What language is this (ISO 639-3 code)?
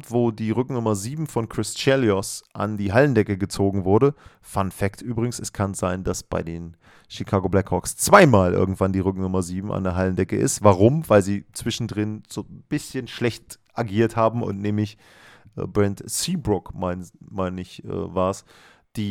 deu